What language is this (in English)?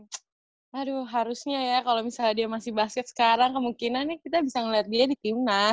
Indonesian